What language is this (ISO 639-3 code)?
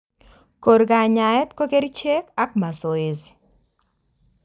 kln